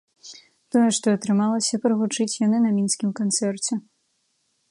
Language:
Belarusian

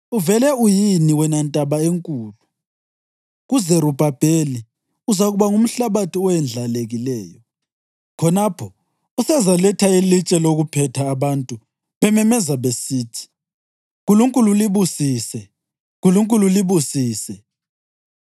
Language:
North Ndebele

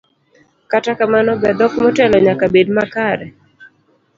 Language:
Luo (Kenya and Tanzania)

